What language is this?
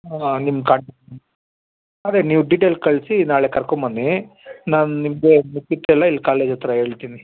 Kannada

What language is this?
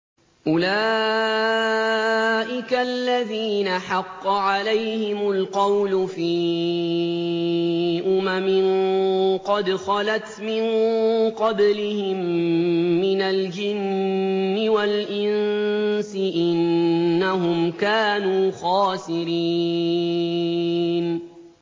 Arabic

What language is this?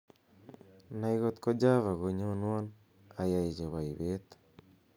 Kalenjin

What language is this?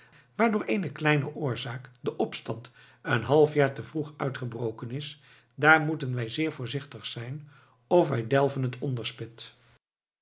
Dutch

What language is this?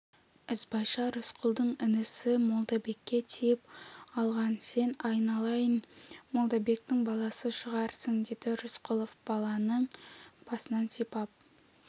Kazakh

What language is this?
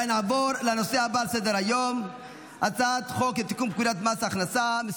Hebrew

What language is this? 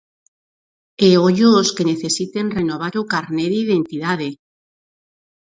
Galician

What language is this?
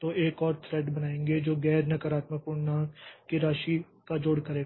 Hindi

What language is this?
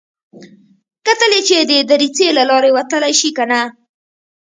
Pashto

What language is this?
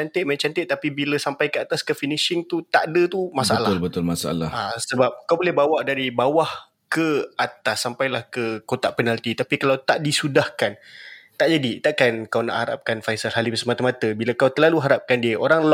Malay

